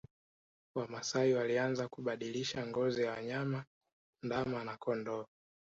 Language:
Swahili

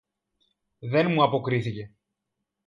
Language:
Greek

